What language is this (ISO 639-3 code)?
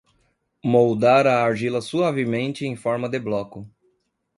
por